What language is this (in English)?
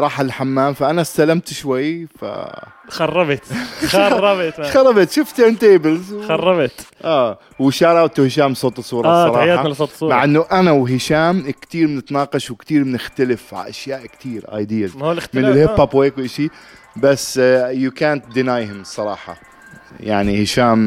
Arabic